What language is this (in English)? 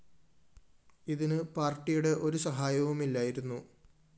Malayalam